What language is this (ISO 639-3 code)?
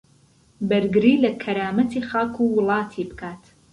ckb